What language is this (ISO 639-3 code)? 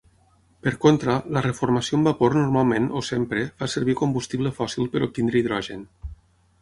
cat